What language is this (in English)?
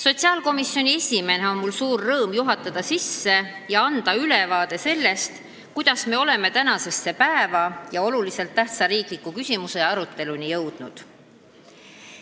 Estonian